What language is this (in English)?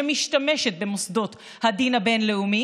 Hebrew